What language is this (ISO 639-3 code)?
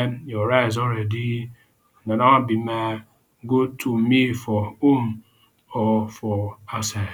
pcm